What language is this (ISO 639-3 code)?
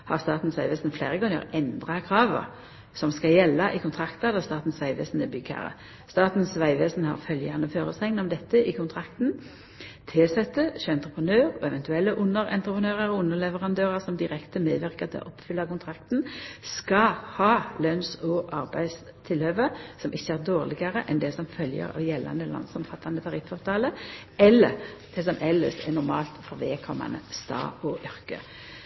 nno